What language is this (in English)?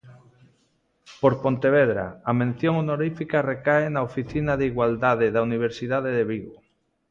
Galician